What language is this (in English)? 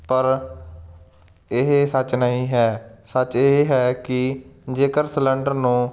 Punjabi